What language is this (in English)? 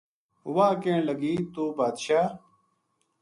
Gujari